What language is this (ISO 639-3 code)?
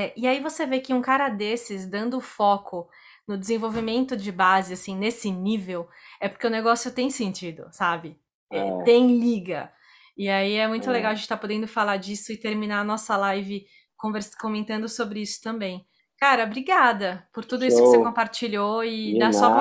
por